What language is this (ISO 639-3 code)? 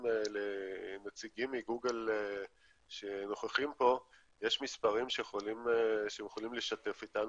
heb